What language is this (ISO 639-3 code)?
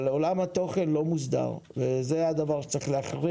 heb